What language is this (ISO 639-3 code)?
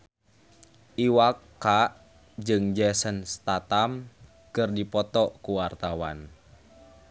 sun